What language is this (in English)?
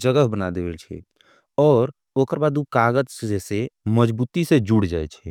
Angika